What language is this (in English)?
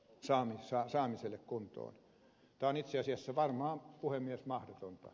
Finnish